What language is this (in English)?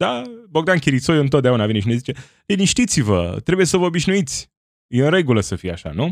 Romanian